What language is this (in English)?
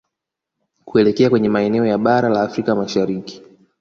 Swahili